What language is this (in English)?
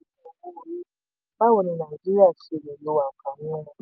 Yoruba